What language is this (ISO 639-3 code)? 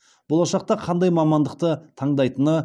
kaz